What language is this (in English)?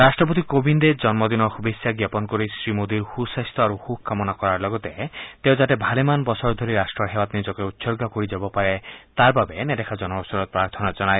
Assamese